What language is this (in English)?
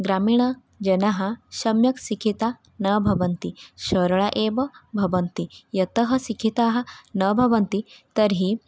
Sanskrit